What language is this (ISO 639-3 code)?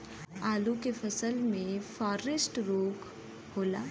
bho